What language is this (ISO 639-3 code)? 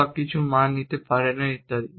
ben